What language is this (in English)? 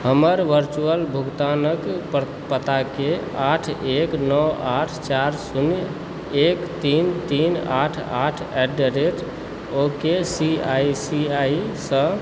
Maithili